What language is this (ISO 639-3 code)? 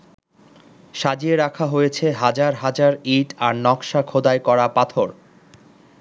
ben